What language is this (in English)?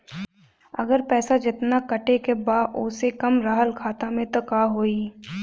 Bhojpuri